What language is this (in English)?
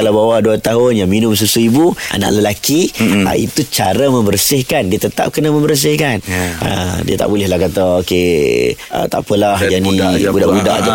Malay